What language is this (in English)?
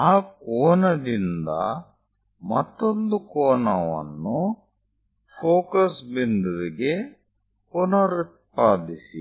Kannada